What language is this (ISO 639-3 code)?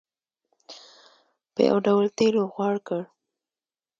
pus